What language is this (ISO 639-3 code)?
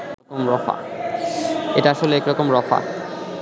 ben